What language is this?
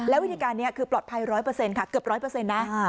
Thai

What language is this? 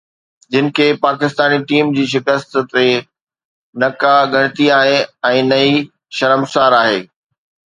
Sindhi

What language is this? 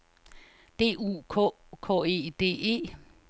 Danish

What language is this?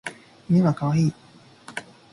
Japanese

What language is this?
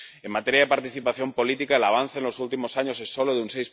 Spanish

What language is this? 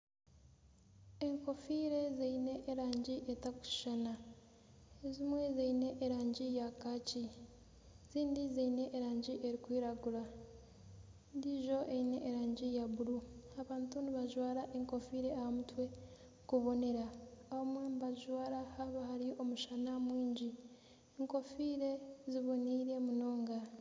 Nyankole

